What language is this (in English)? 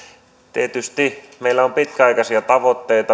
Finnish